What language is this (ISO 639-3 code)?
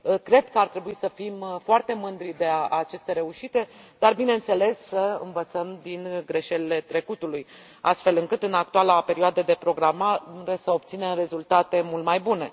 ron